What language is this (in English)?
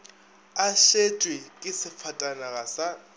Northern Sotho